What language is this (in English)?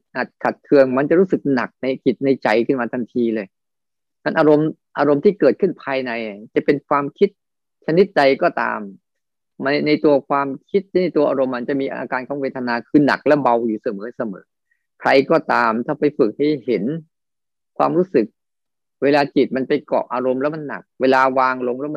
Thai